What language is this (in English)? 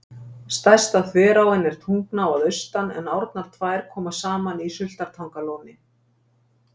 Icelandic